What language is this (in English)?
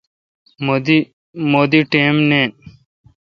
Kalkoti